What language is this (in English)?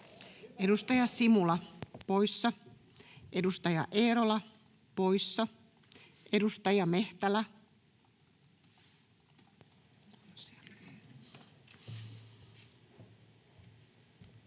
Finnish